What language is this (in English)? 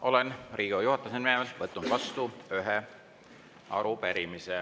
Estonian